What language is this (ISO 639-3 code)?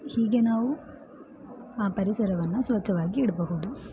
kan